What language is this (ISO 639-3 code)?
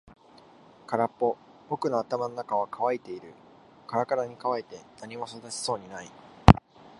jpn